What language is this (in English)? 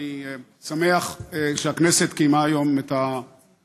Hebrew